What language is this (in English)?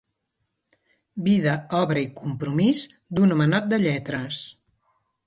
Catalan